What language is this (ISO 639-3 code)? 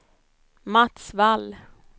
swe